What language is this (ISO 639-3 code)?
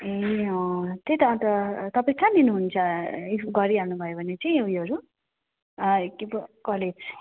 nep